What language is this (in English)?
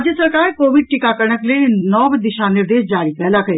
Maithili